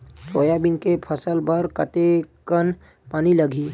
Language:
Chhattisgarhi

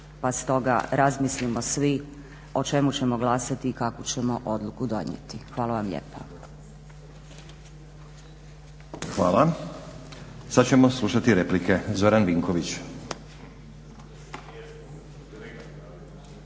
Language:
Croatian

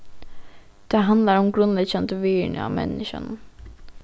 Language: Faroese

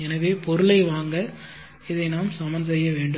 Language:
Tamil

